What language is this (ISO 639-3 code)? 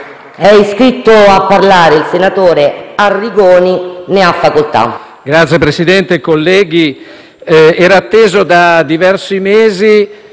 ita